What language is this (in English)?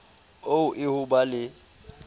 Southern Sotho